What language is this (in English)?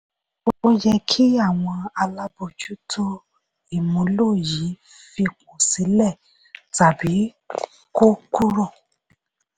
Yoruba